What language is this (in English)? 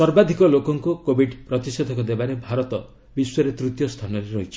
Odia